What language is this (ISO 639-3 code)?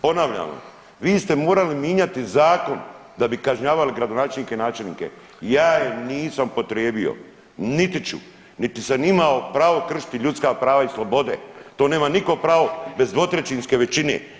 hrv